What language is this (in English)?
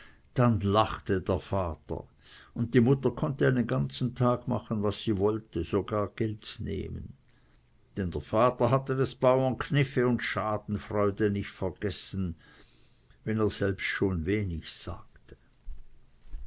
German